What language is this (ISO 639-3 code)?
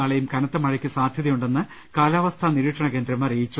mal